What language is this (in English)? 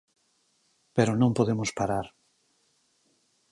Galician